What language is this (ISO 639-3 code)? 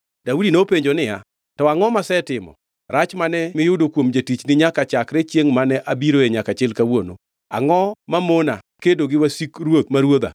luo